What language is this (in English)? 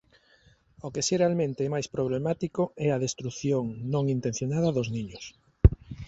Galician